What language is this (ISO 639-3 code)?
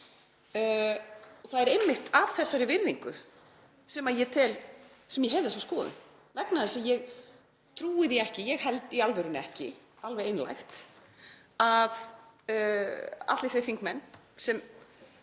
isl